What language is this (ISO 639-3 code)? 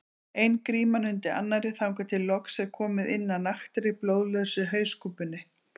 isl